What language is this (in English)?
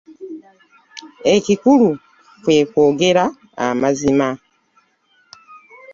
Ganda